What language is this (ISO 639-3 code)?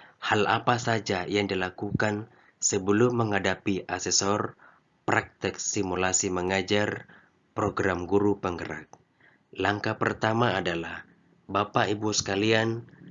ind